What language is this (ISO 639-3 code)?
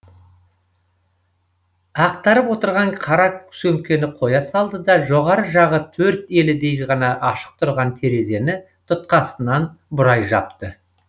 kaz